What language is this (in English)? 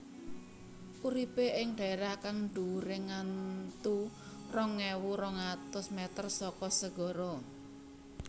Javanese